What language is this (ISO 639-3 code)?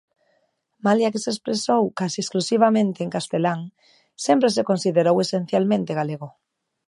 glg